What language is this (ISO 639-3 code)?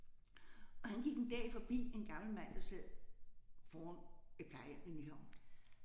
dan